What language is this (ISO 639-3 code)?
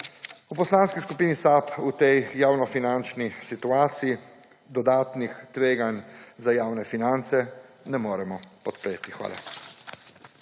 slv